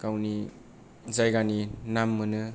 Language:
Bodo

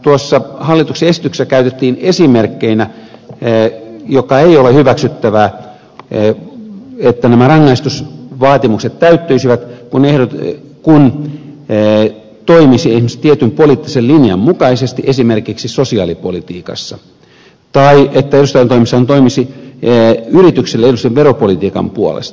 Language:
Finnish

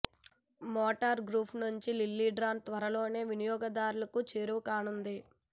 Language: Telugu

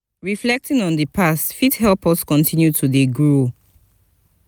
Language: Nigerian Pidgin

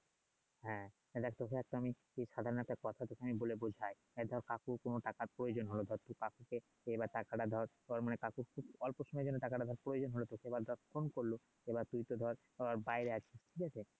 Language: Bangla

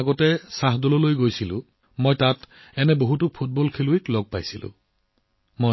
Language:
Assamese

